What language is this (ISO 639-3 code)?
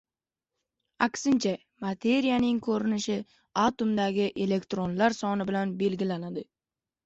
uzb